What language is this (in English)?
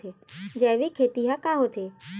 Chhattisgarhi